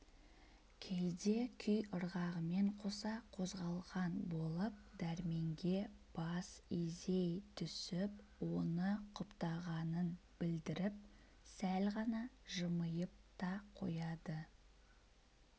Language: Kazakh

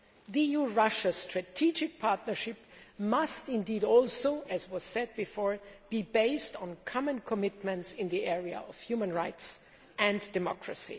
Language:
English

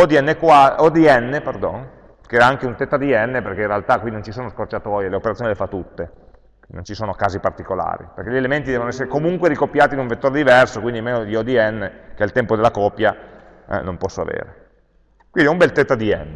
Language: Italian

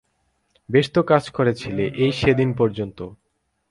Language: Bangla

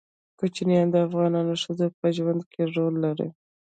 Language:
Pashto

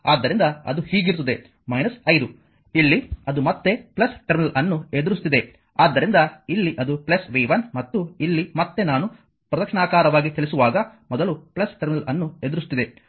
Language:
Kannada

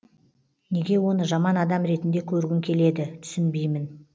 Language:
Kazakh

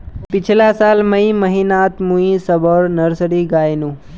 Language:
Magahi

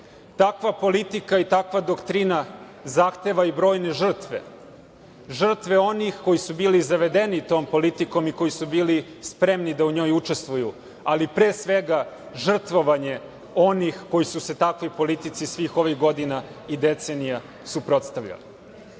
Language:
Serbian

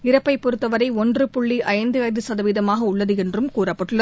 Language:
Tamil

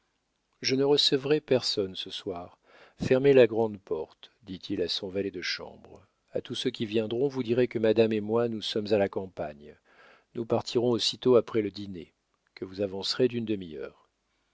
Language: French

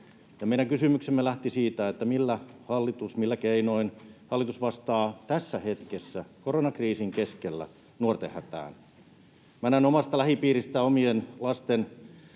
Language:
Finnish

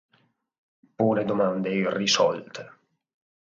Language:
Italian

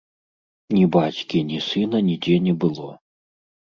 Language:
Belarusian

